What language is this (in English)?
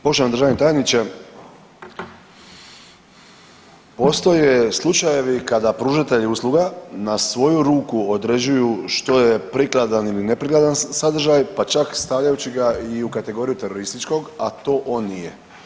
Croatian